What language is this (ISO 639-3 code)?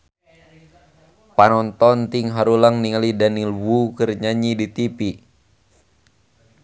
sun